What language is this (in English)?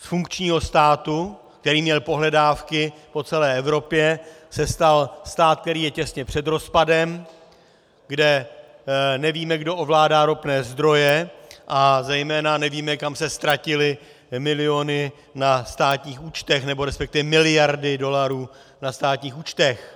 Czech